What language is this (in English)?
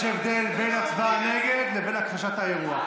Hebrew